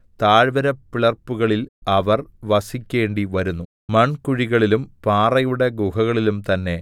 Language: Malayalam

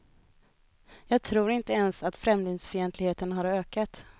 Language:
Swedish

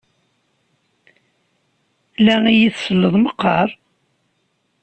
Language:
Kabyle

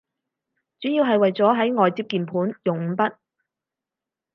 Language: Cantonese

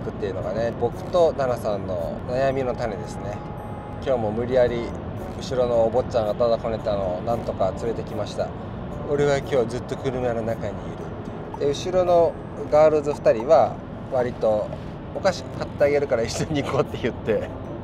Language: Japanese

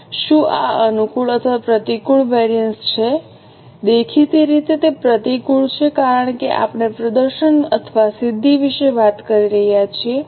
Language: Gujarati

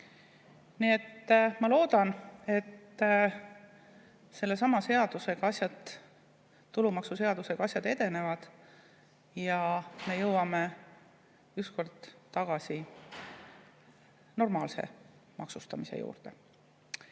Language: Estonian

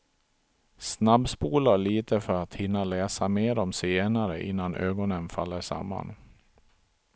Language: Swedish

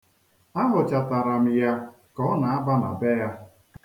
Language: Igbo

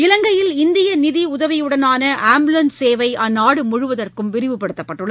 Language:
Tamil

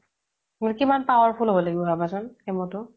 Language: Assamese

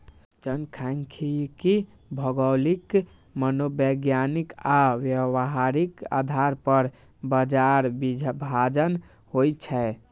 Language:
Maithili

